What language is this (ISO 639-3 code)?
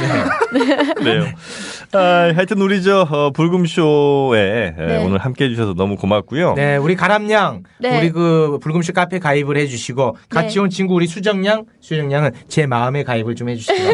kor